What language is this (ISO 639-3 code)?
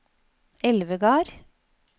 nor